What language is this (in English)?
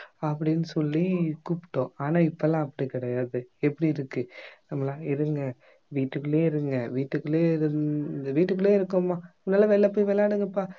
Tamil